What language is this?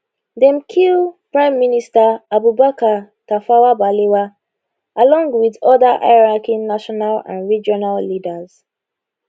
Nigerian Pidgin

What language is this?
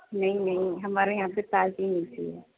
Urdu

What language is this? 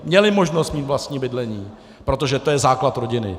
Czech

